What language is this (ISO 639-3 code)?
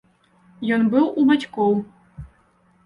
bel